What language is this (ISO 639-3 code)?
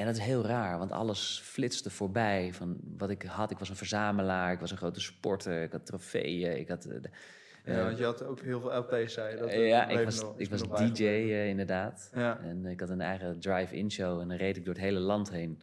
nld